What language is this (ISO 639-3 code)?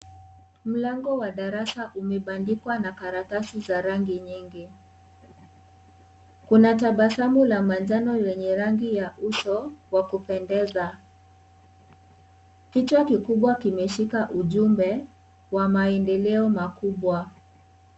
swa